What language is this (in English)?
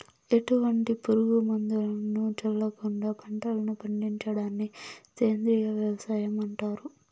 Telugu